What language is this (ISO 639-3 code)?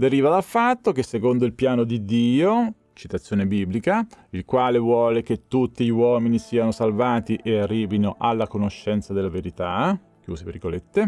ita